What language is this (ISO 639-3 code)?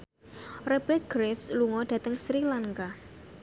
jav